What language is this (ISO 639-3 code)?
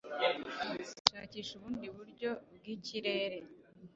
kin